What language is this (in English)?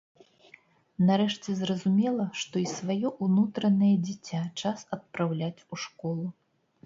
Belarusian